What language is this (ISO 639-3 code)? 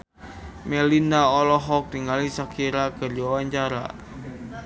sun